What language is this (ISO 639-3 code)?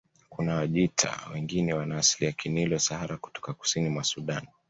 swa